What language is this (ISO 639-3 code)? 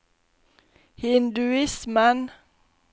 nor